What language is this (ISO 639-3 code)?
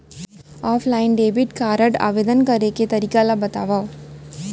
hne